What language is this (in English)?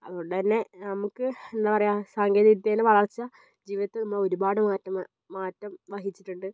Malayalam